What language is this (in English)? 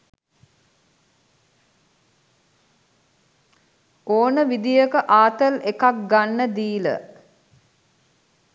Sinhala